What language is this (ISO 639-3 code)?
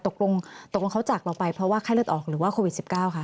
tha